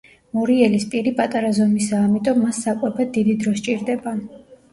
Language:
Georgian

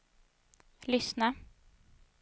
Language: Swedish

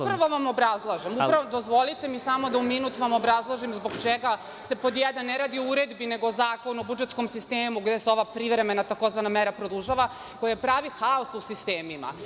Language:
Serbian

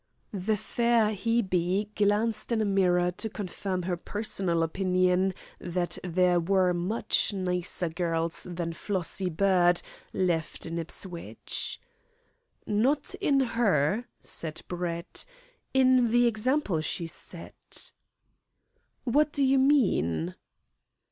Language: English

